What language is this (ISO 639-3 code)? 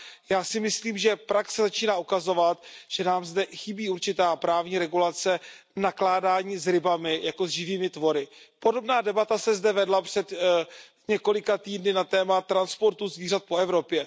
ces